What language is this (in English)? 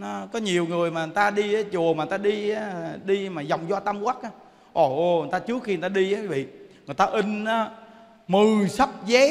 Vietnamese